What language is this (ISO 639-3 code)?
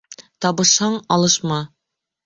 bak